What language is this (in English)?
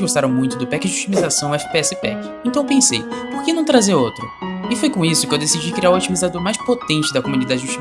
Portuguese